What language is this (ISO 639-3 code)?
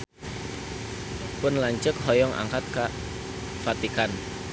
sun